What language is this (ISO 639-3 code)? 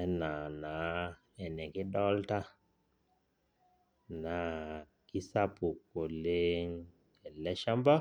mas